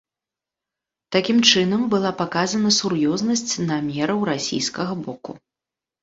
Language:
Belarusian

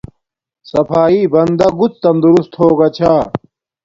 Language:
Domaaki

